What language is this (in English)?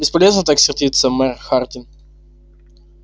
Russian